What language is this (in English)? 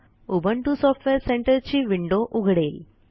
Marathi